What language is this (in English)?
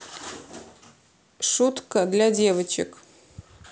Russian